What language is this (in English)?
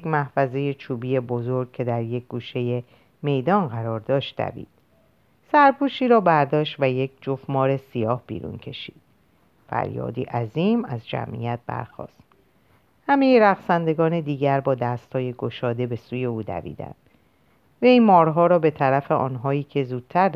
Persian